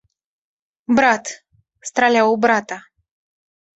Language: Belarusian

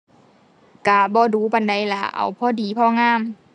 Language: Thai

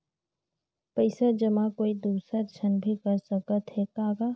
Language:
Chhattisgarhi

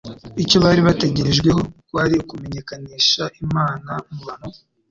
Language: Kinyarwanda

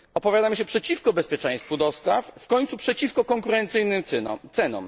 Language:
Polish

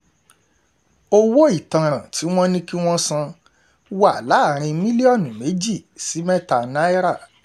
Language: Yoruba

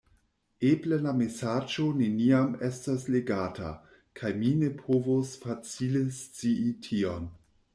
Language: Esperanto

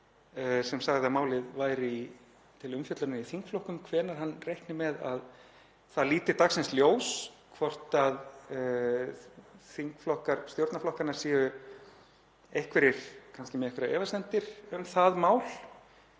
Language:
Icelandic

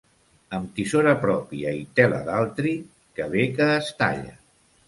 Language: Catalan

